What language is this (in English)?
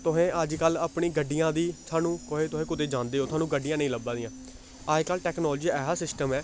Dogri